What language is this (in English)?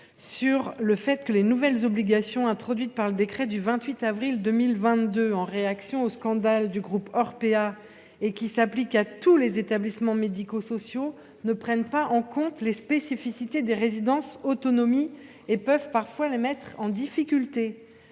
French